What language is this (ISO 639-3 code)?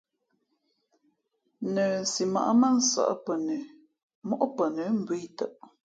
fmp